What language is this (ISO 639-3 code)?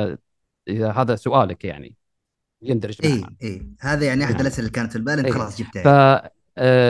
ara